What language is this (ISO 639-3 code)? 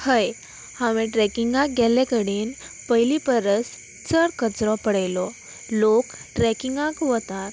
kok